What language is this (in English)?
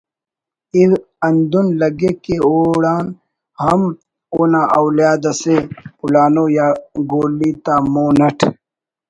Brahui